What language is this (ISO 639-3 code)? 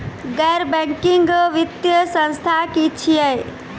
mai